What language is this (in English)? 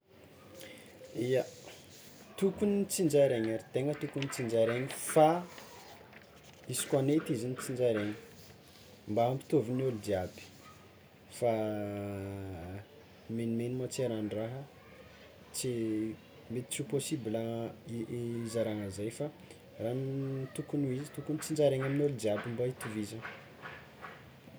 Tsimihety Malagasy